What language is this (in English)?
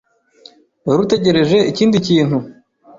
Kinyarwanda